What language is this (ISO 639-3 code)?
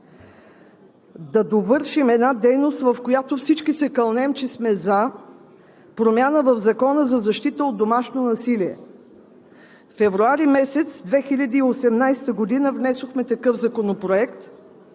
bul